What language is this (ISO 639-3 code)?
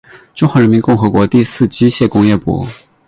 zho